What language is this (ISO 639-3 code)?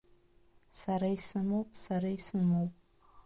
abk